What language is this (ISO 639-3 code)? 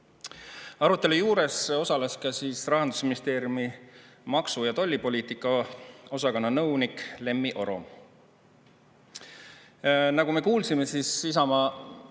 est